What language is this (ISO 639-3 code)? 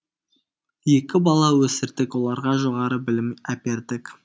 kaz